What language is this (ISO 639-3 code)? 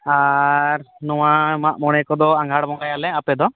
sat